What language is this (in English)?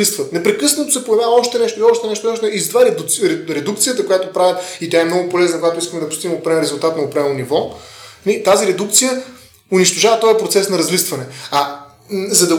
Bulgarian